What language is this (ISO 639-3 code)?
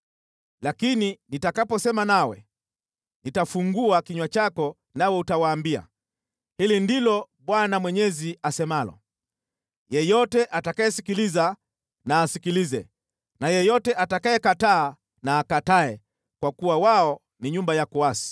swa